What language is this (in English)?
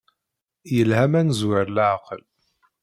Kabyle